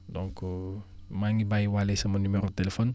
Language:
Wolof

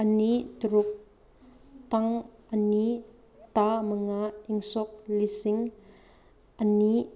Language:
Manipuri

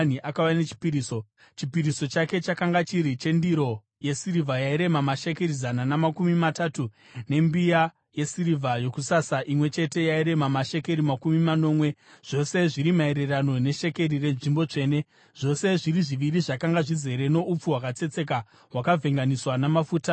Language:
Shona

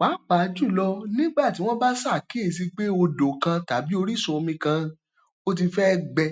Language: Yoruba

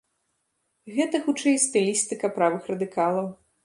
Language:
Belarusian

